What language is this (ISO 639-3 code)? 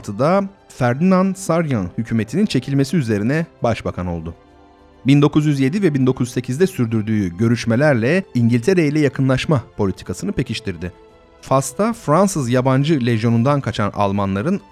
tur